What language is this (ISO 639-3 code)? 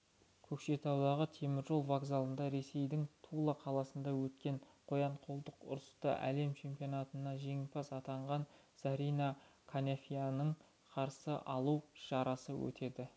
kaz